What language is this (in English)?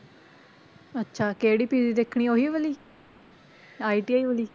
Punjabi